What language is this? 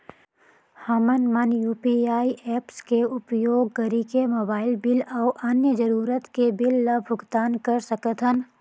Chhattisgarhi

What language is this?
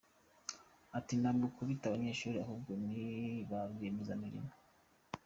Kinyarwanda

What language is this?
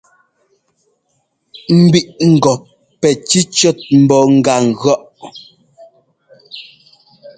Ngomba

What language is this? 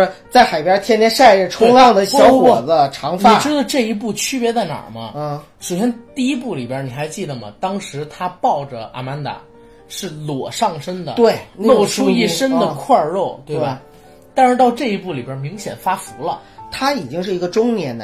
Chinese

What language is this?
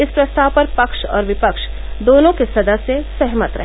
Hindi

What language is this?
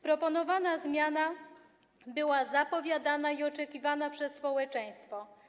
Polish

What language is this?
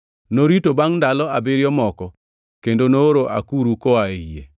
Luo (Kenya and Tanzania)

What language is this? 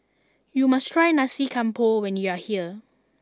English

